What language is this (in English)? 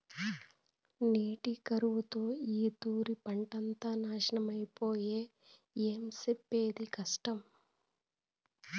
Telugu